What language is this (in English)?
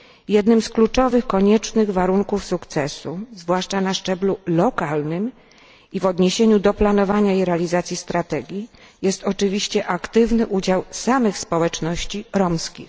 Polish